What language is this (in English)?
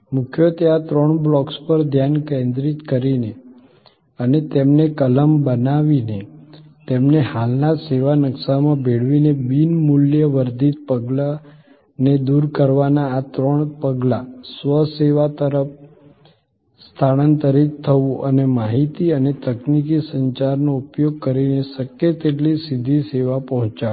Gujarati